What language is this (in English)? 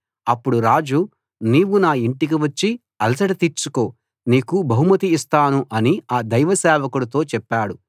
Telugu